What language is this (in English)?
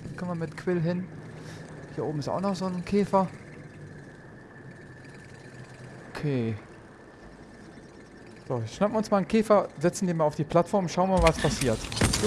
German